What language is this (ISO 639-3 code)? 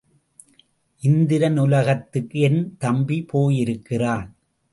tam